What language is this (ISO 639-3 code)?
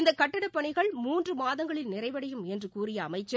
tam